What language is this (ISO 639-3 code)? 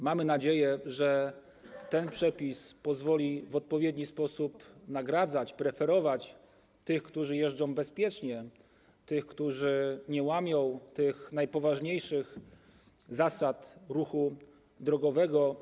pol